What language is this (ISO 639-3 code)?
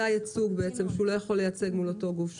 heb